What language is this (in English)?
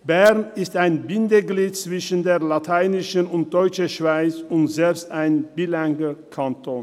Swiss German